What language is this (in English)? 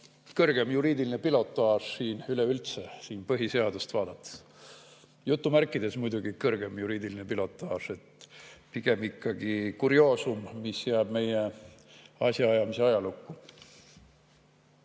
Estonian